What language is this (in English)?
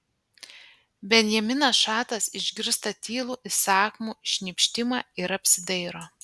Lithuanian